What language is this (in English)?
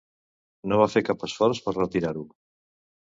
Catalan